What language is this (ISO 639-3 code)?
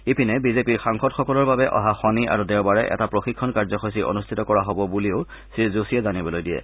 asm